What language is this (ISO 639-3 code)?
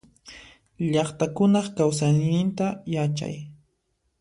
qxp